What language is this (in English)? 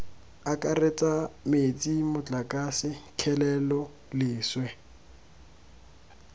Tswana